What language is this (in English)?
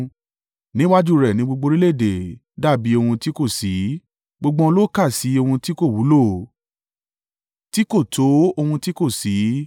Yoruba